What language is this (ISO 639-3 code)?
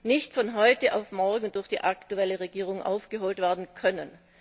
deu